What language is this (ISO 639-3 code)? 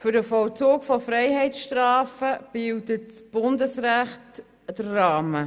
gsw